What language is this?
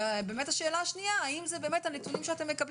Hebrew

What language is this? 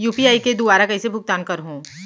Chhattisgarhi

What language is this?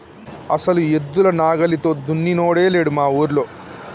Telugu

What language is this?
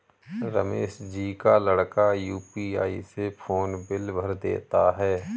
Hindi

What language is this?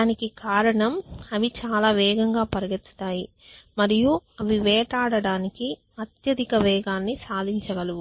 Telugu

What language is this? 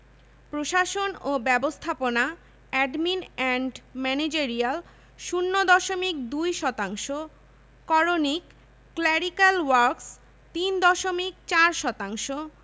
Bangla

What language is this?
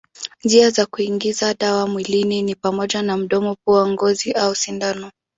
Swahili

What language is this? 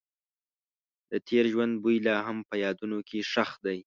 Pashto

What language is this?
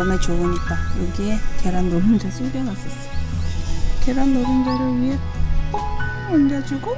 Korean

